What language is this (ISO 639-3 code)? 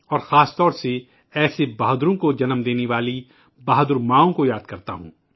urd